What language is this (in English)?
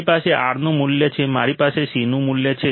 Gujarati